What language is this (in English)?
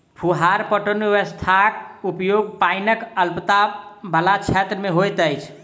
Maithili